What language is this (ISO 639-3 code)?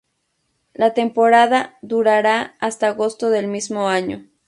spa